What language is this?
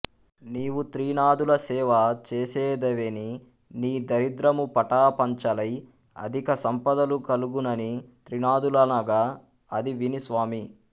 Telugu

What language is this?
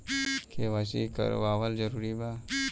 Bhojpuri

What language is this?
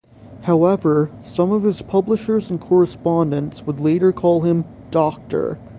English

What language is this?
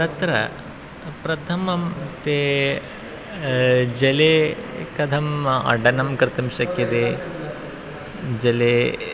Sanskrit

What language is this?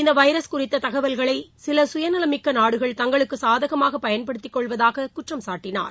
Tamil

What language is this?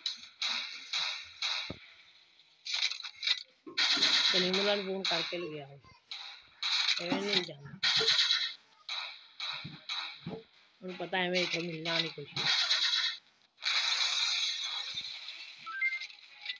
Romanian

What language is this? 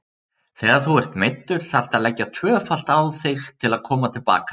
Icelandic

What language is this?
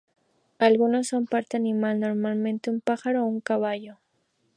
Spanish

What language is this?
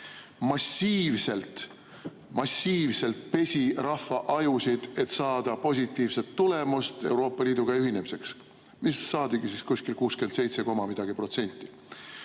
Estonian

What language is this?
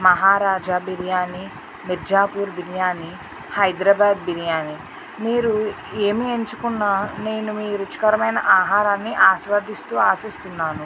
Telugu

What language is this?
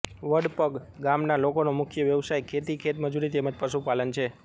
Gujarati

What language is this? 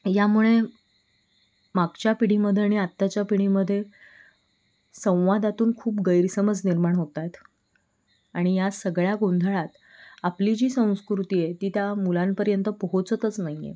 Marathi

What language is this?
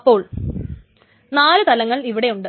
Malayalam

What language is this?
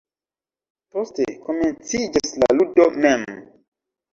Esperanto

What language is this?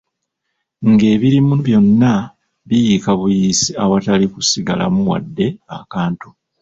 Ganda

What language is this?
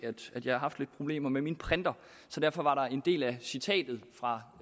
Danish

